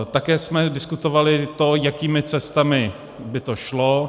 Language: Czech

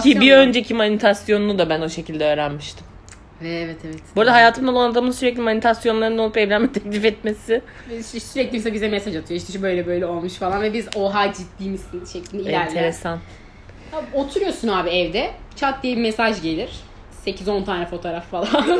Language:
Turkish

